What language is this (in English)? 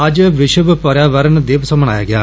Dogri